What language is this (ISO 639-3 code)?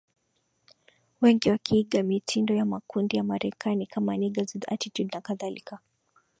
swa